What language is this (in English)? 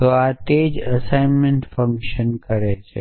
Gujarati